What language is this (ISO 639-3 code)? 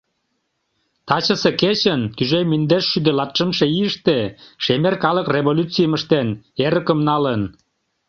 chm